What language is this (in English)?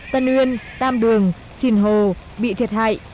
Vietnamese